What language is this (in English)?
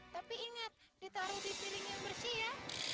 Indonesian